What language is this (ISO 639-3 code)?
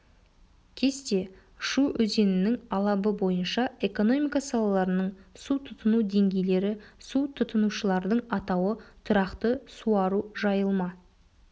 kaz